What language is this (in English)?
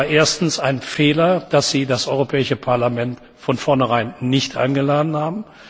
German